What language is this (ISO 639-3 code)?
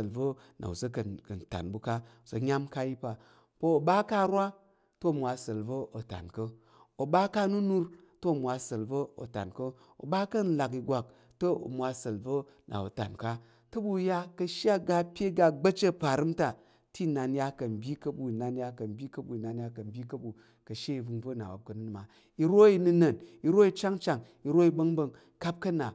yer